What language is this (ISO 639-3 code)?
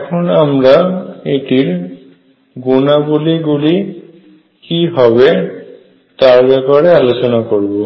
ben